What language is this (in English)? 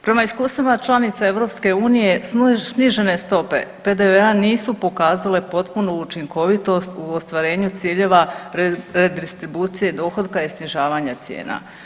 Croatian